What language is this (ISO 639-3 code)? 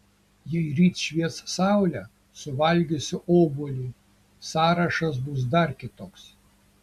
lit